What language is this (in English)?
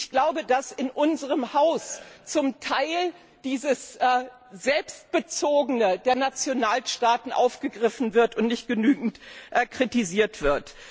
German